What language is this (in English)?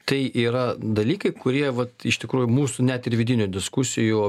Lithuanian